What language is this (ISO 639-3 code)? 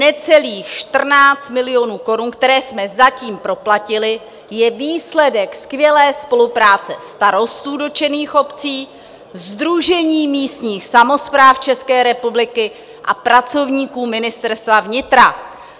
ces